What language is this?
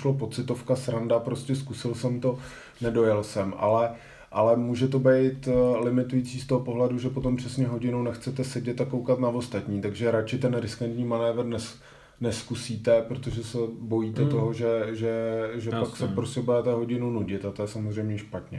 Czech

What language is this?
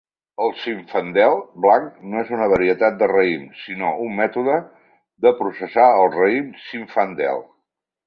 Catalan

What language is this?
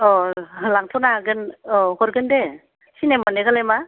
Bodo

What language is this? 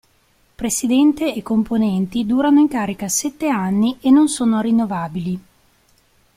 Italian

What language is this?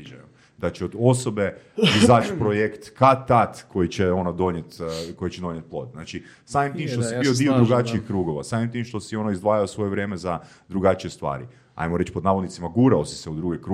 Croatian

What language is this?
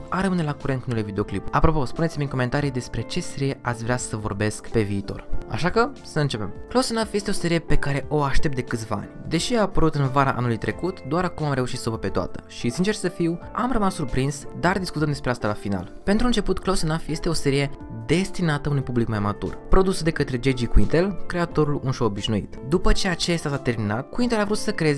Romanian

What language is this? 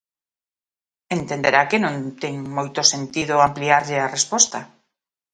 Galician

